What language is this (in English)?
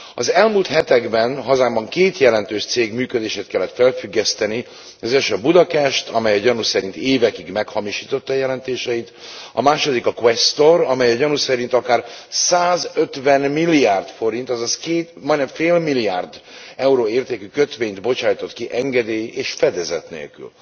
Hungarian